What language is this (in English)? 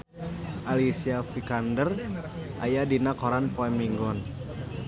Sundanese